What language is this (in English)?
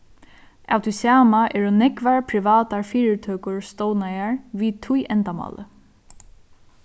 Faroese